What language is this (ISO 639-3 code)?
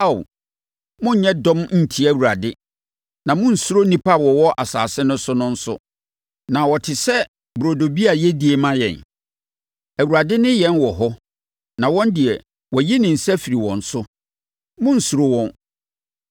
aka